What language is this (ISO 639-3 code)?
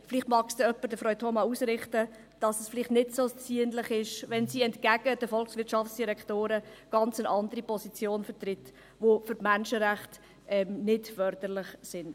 gsw